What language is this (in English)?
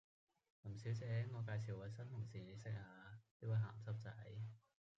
Cantonese